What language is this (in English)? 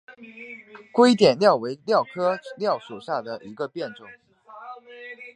Chinese